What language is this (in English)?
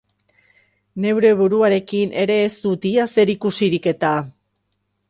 Basque